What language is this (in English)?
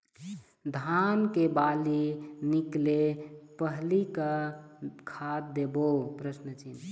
Chhattisgarhi